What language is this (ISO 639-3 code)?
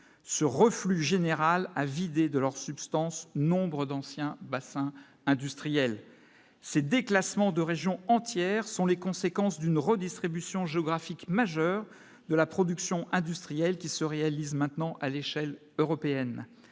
fra